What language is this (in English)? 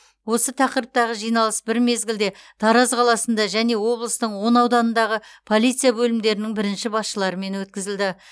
Kazakh